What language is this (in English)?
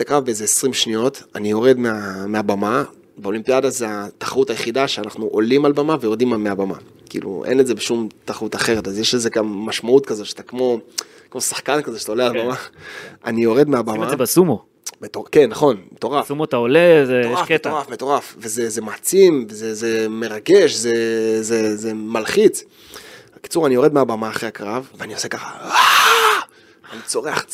Hebrew